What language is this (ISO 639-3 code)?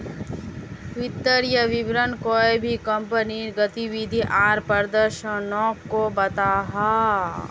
mag